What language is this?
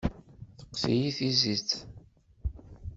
Kabyle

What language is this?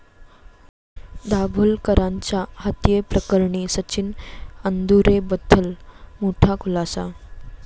Marathi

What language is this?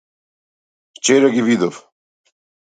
Macedonian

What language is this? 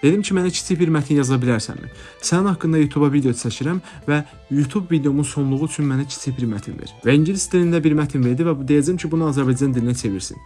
Turkish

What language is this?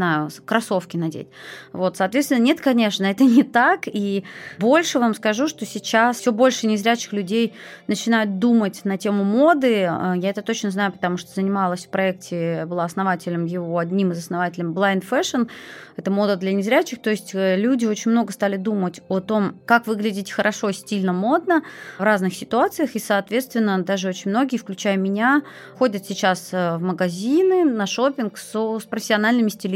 Russian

